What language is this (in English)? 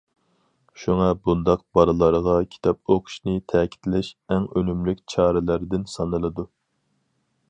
Uyghur